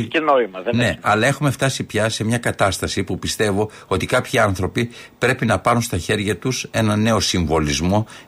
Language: Greek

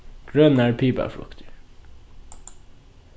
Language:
Faroese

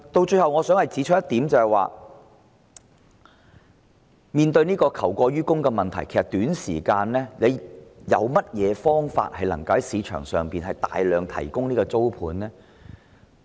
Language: Cantonese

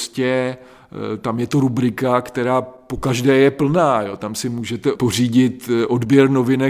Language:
Czech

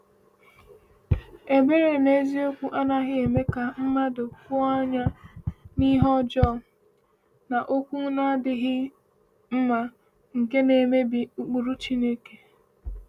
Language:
Igbo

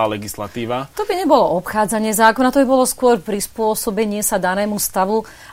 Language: Slovak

